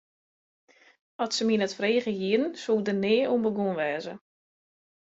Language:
Western Frisian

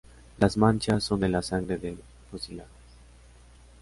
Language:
Spanish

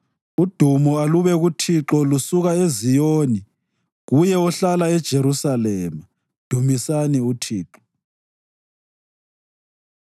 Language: North Ndebele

